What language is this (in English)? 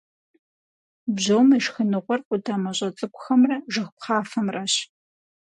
Kabardian